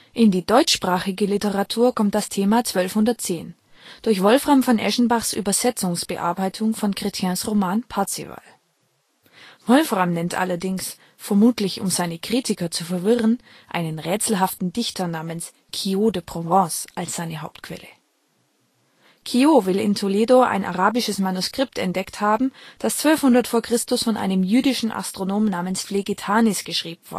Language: German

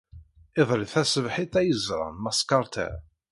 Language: Kabyle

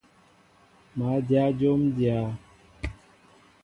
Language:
Mbo (Cameroon)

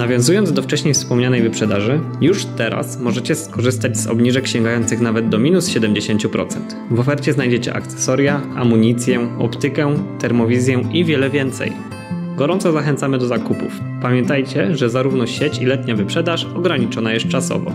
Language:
Polish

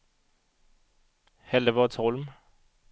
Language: Swedish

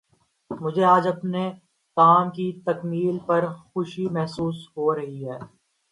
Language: Urdu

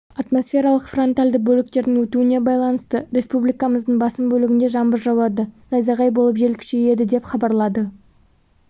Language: Kazakh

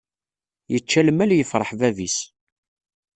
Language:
Kabyle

